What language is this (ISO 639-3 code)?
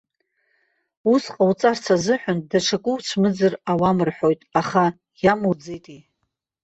abk